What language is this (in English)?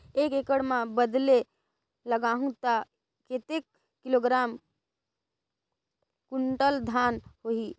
Chhattisgarhi